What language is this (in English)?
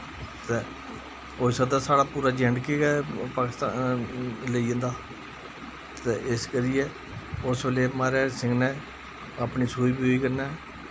Dogri